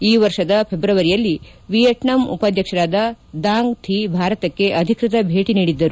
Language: Kannada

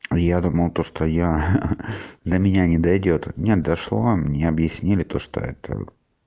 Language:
Russian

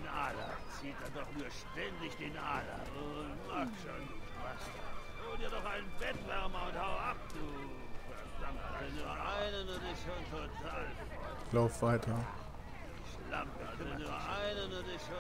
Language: German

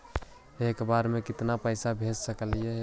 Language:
Magahi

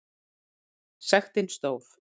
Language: Icelandic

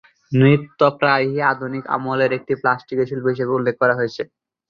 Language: Bangla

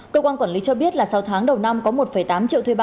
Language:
Vietnamese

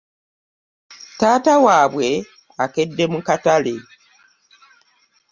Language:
Ganda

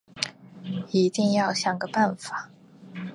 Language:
Chinese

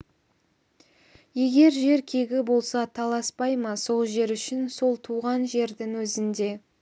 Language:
Kazakh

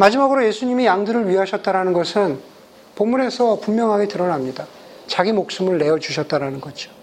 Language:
Korean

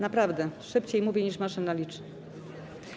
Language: Polish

